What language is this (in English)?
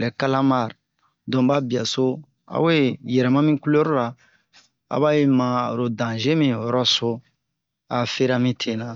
Bomu